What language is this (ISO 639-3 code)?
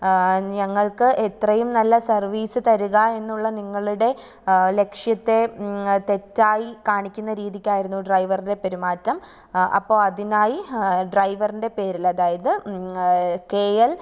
mal